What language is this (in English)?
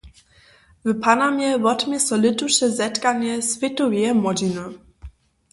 Upper Sorbian